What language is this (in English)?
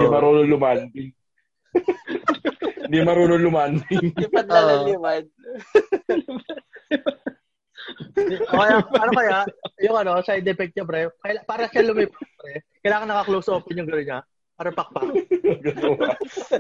Filipino